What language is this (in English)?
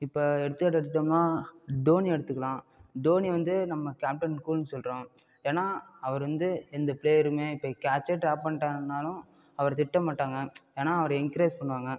Tamil